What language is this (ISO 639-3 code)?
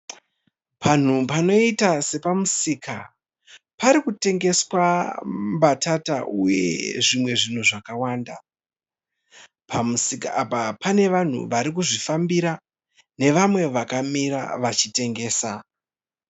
sna